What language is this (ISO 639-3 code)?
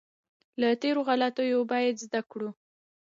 pus